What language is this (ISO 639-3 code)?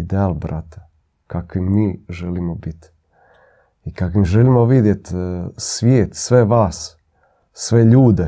hrv